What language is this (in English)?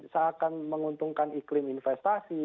Indonesian